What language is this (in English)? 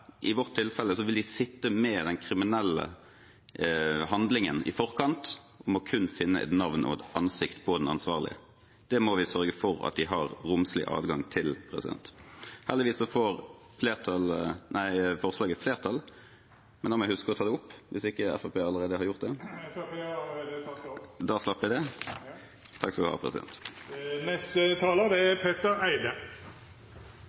Norwegian Bokmål